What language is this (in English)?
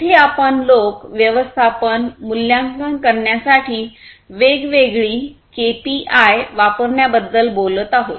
Marathi